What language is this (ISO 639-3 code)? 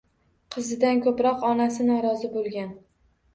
uzb